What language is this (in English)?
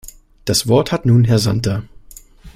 German